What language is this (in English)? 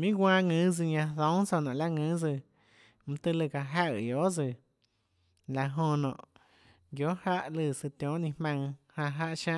Tlacoatzintepec Chinantec